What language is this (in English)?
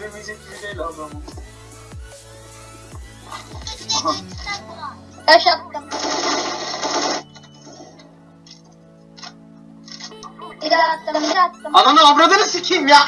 Turkish